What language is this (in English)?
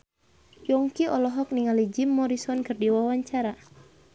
Sundanese